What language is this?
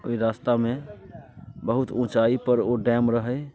Maithili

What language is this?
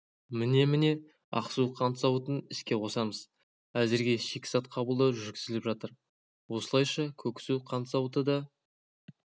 Kazakh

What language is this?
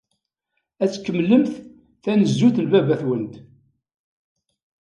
Kabyle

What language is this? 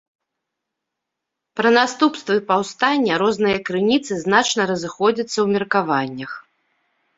Belarusian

